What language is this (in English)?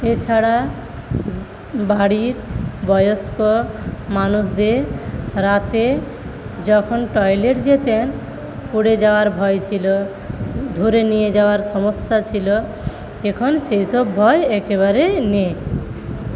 Bangla